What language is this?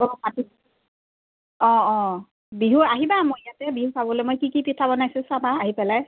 Assamese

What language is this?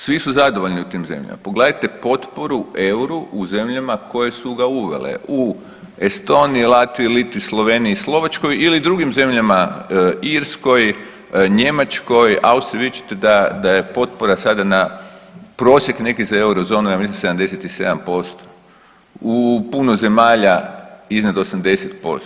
Croatian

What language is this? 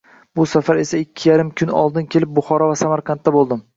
Uzbek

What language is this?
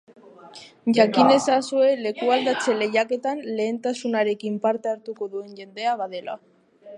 Basque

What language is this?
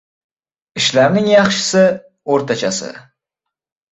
Uzbek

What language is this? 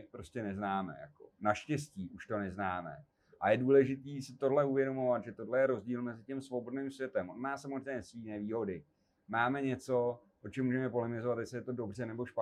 Czech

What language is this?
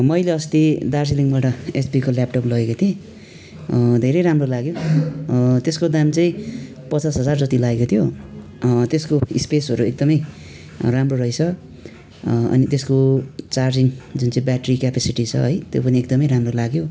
Nepali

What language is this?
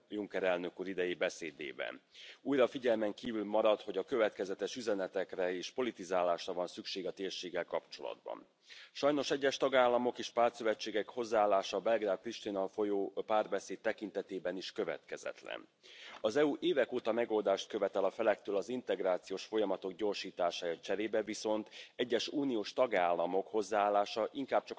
Romanian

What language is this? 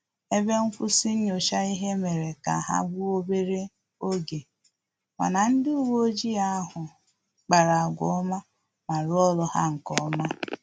Igbo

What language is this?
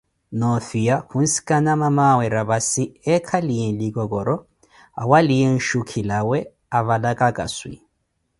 Koti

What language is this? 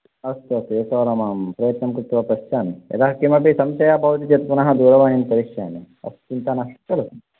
Sanskrit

